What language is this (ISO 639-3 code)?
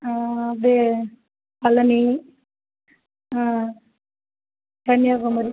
tam